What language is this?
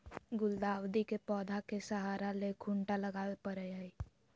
Magahi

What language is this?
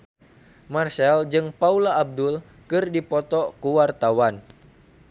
Sundanese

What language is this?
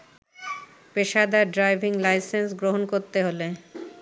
Bangla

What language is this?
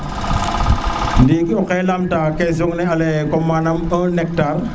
Serer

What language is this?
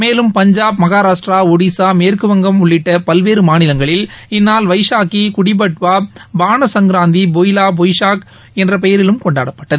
Tamil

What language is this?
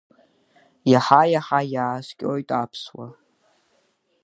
Abkhazian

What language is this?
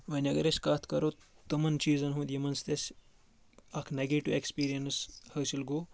Kashmiri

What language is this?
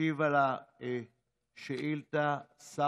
Hebrew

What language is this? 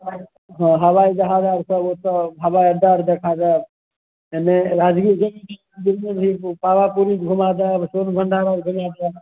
Maithili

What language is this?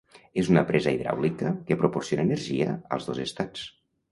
Catalan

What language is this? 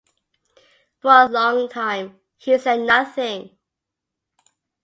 English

